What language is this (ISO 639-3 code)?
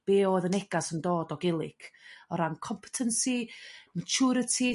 cym